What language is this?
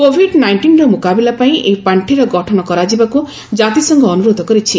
Odia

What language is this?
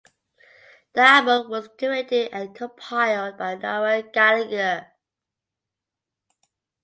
English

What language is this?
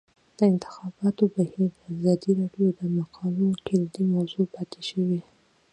Pashto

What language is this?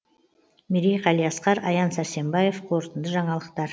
Kazakh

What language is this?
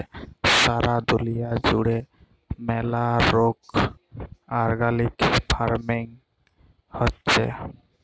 Bangla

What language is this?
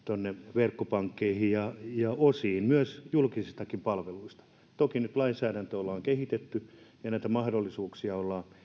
Finnish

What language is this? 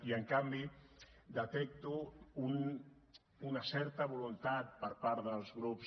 Catalan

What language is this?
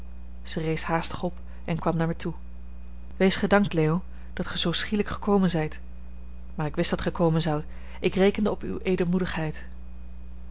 Dutch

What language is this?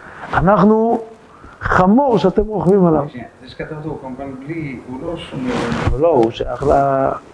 Hebrew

